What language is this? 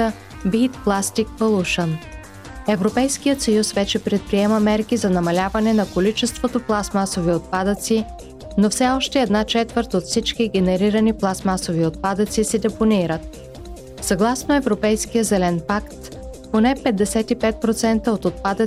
Bulgarian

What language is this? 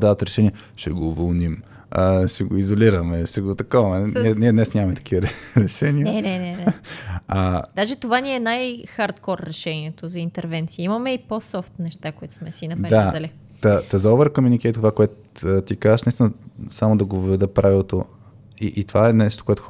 Bulgarian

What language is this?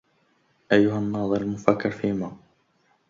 Arabic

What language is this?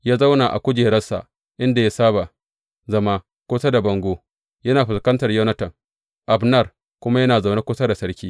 Hausa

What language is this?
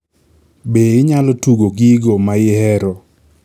Luo (Kenya and Tanzania)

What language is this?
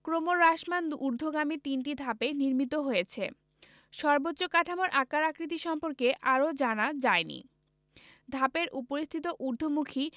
Bangla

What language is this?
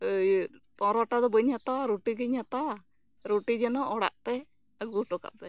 Santali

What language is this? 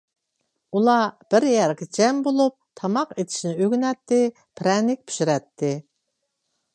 Uyghur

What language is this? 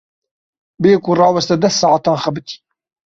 Kurdish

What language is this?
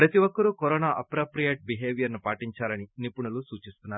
Telugu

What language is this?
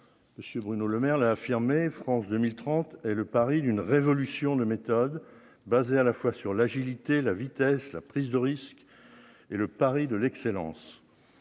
French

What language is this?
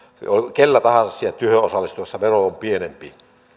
Finnish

